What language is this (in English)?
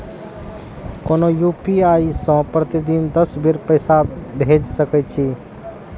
Maithili